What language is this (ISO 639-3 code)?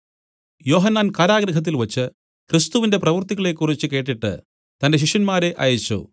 mal